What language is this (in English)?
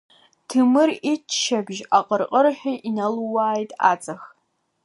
Abkhazian